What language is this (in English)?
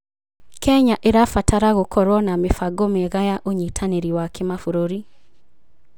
Kikuyu